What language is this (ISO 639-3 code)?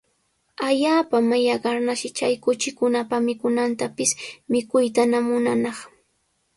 qws